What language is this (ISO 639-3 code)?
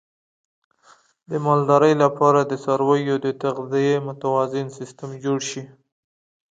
pus